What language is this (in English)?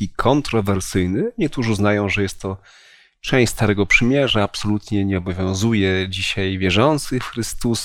Polish